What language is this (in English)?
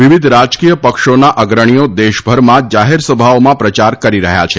Gujarati